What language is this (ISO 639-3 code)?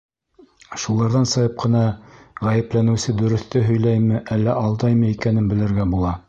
bak